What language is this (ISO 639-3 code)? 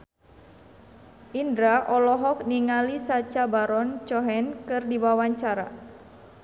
sun